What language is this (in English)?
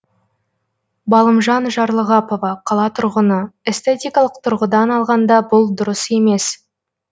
Kazakh